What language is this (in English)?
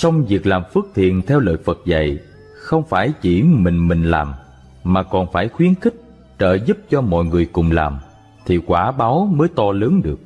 Vietnamese